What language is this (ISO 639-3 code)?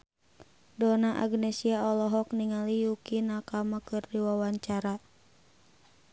sun